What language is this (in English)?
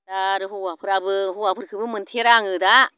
Bodo